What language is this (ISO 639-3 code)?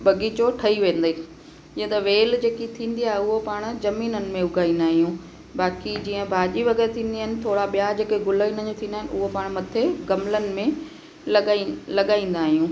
snd